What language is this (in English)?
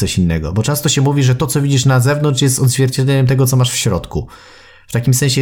Polish